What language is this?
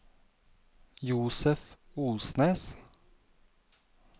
Norwegian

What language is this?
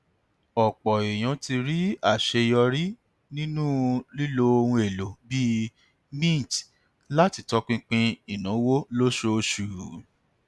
Yoruba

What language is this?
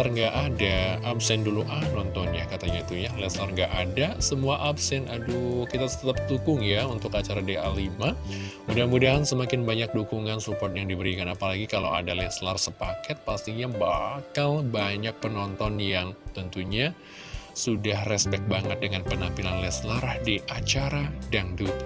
Indonesian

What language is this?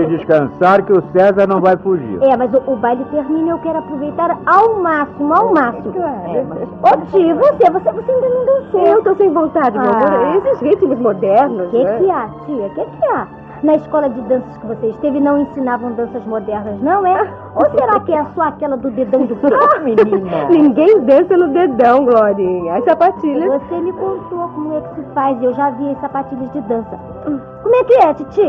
Portuguese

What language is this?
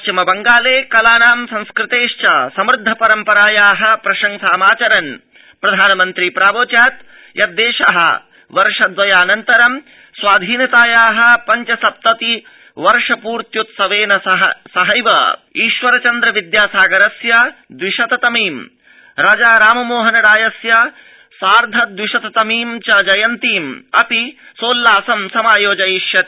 Sanskrit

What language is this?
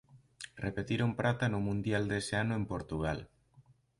Galician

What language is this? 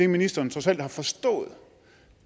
Danish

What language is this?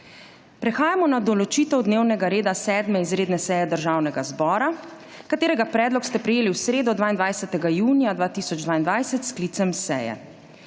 Slovenian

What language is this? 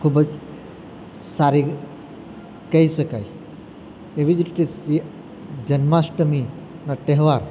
Gujarati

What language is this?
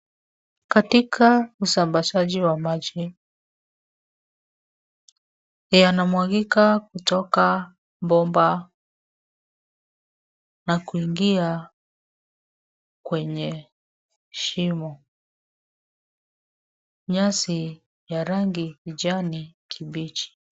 Swahili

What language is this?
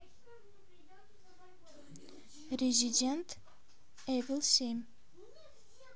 Russian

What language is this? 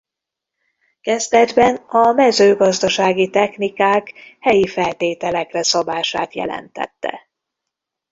Hungarian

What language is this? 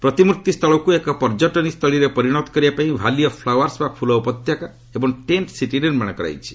Odia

